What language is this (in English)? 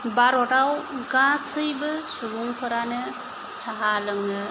Bodo